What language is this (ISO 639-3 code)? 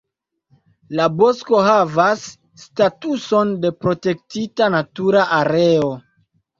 epo